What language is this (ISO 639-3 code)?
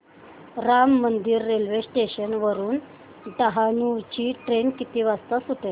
mar